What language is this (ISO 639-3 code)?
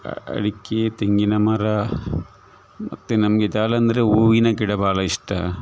kan